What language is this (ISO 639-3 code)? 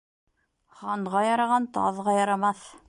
bak